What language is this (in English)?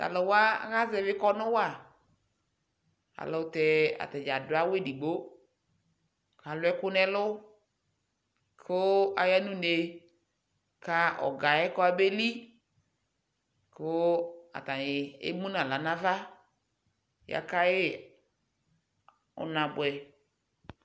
Ikposo